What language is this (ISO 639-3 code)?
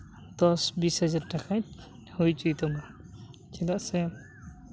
sat